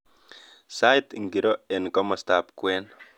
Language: Kalenjin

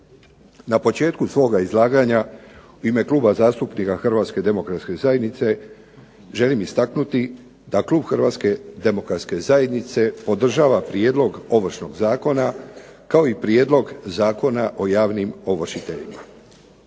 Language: Croatian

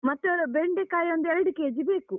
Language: Kannada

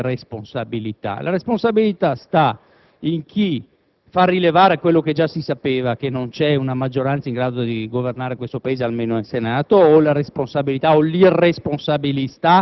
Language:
Italian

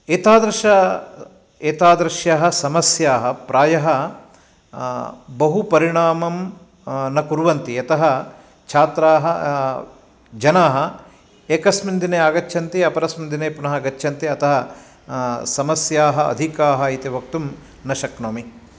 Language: Sanskrit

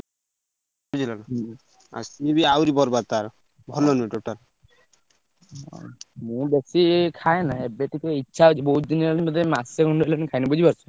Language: Odia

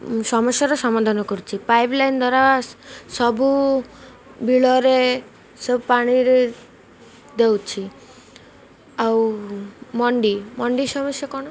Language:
Odia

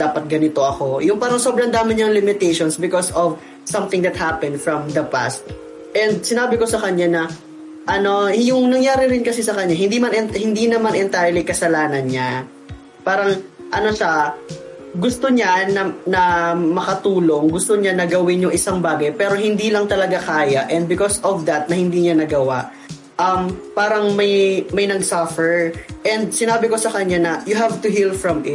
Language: Filipino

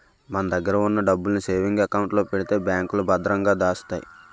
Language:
Telugu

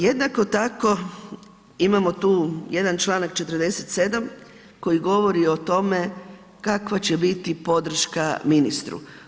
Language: Croatian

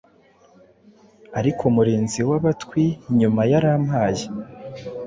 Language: Kinyarwanda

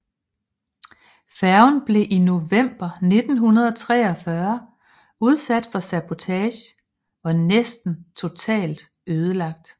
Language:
Danish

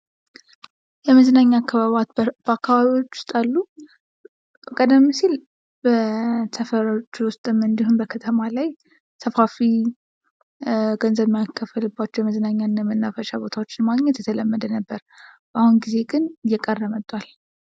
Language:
Amharic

